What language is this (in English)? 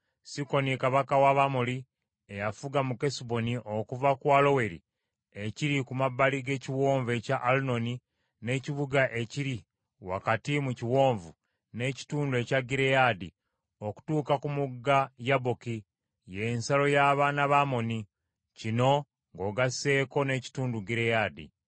Ganda